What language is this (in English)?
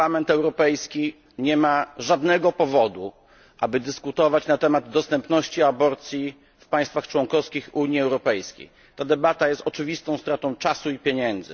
Polish